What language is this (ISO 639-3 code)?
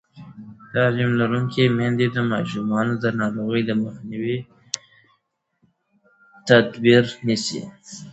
pus